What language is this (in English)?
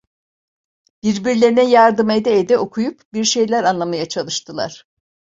Turkish